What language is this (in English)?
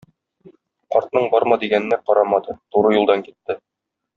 Tatar